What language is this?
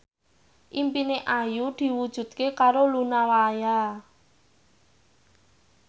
Javanese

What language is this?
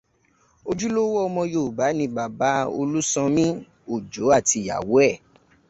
Yoruba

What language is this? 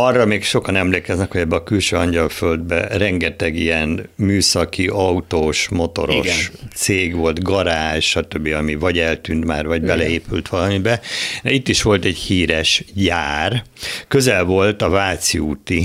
Hungarian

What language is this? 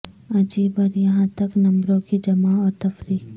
Urdu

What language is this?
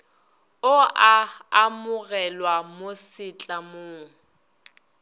Northern Sotho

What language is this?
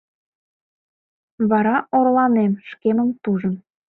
Mari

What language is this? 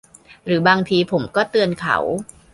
Thai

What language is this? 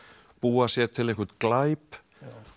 Icelandic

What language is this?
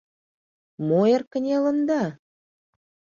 Mari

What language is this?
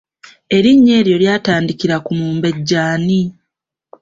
Ganda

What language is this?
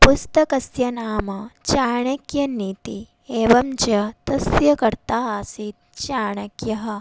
Sanskrit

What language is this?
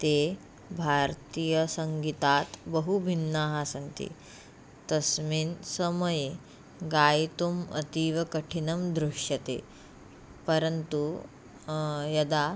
Sanskrit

